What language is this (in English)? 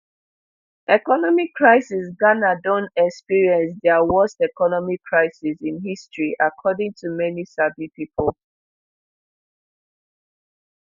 Nigerian Pidgin